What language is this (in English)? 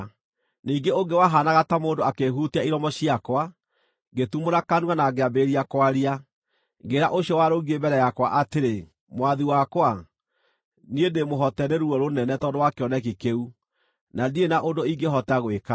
Kikuyu